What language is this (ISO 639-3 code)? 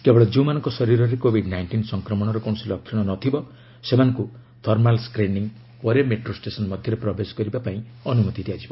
ori